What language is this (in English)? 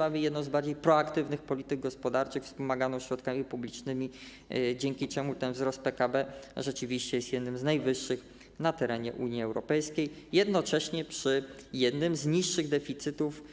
Polish